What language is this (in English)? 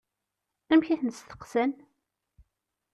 Kabyle